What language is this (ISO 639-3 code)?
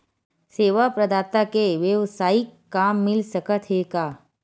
hne